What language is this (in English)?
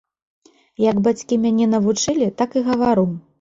Belarusian